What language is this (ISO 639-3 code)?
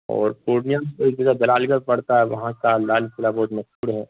urd